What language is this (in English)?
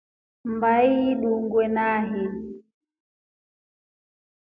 Rombo